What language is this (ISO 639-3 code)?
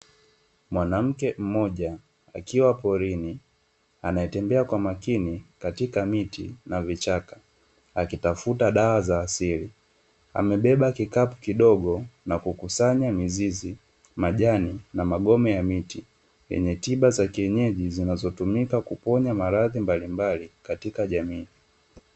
swa